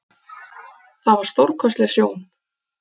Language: Icelandic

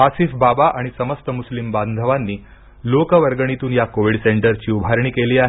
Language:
Marathi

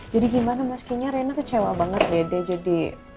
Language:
Indonesian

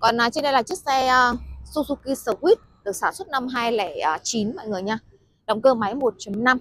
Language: Vietnamese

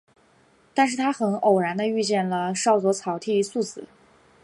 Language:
Chinese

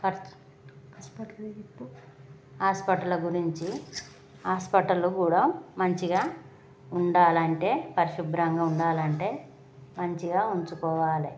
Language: Telugu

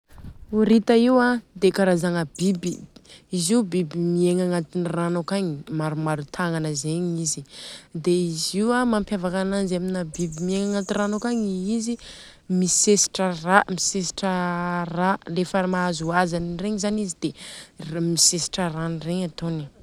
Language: Southern Betsimisaraka Malagasy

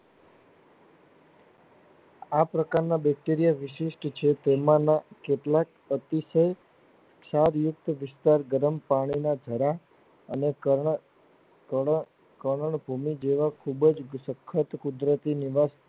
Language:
Gujarati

